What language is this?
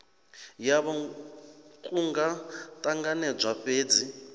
Venda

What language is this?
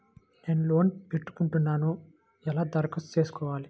Telugu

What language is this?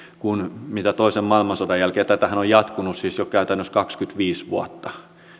Finnish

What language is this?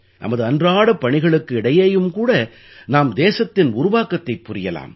Tamil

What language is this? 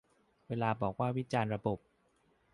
Thai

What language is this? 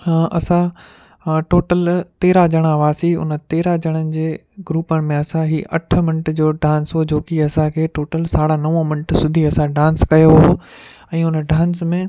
Sindhi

